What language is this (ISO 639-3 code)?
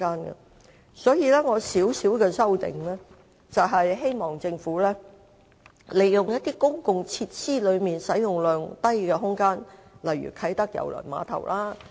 yue